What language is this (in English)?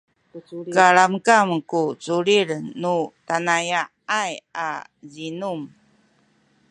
Sakizaya